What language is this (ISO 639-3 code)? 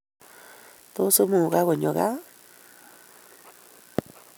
kln